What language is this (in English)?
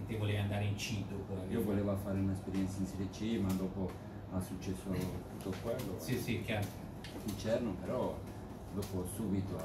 Italian